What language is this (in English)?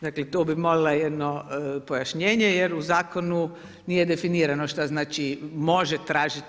Croatian